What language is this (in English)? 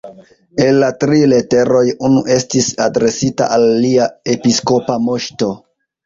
Esperanto